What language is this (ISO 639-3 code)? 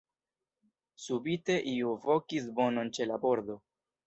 epo